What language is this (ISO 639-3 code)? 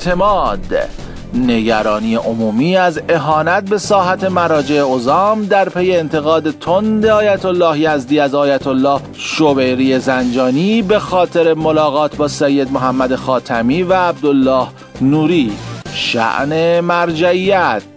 fas